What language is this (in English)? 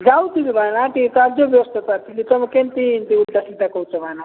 Odia